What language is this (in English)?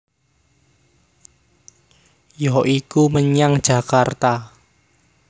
Javanese